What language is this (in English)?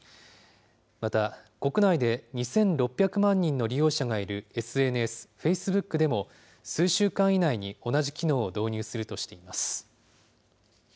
Japanese